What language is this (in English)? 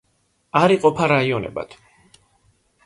Georgian